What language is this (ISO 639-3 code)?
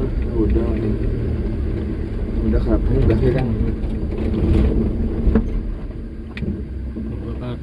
ind